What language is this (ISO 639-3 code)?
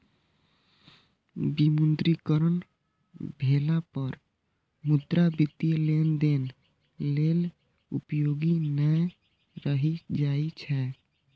mai